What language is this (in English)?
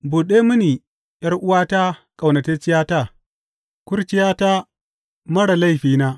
Hausa